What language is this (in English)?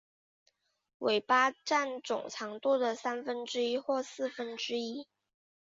Chinese